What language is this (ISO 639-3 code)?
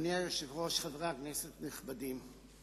heb